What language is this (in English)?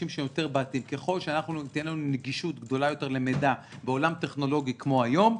Hebrew